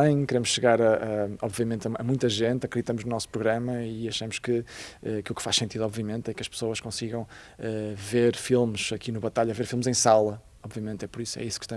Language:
Portuguese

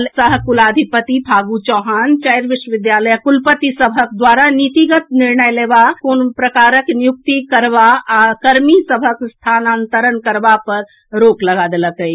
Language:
Maithili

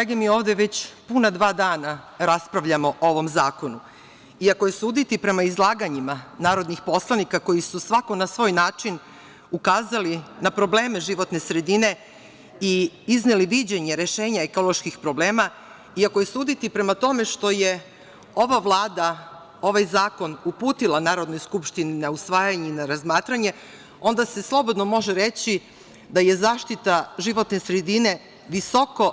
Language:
Serbian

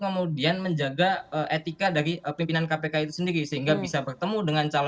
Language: Indonesian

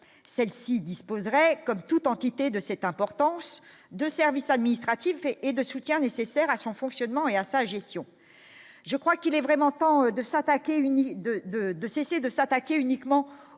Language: French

